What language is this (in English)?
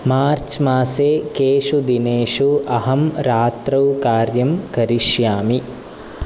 Sanskrit